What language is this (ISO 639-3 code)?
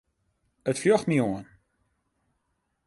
fry